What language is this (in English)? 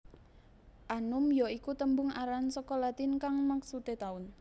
Javanese